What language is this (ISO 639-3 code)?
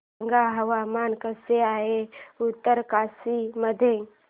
mar